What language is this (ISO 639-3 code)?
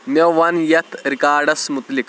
kas